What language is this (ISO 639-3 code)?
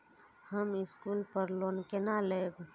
mai